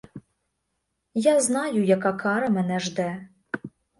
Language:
Ukrainian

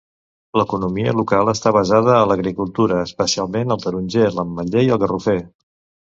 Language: Catalan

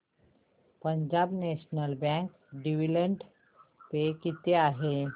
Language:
Marathi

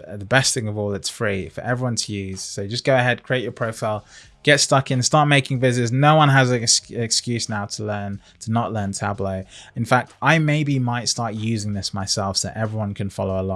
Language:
English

